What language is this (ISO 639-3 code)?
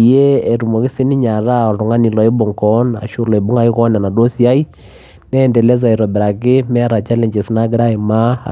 mas